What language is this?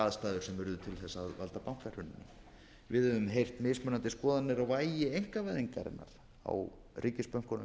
Icelandic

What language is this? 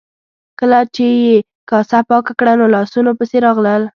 Pashto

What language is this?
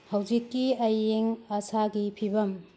Manipuri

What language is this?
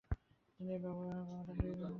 Bangla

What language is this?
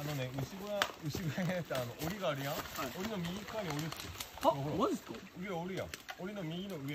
Japanese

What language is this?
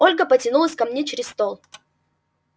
Russian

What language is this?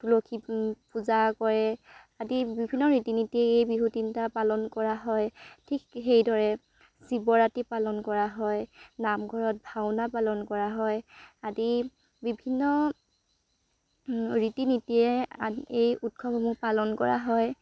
Assamese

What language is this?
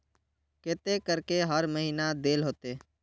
Magahi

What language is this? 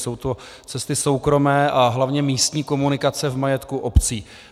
Czech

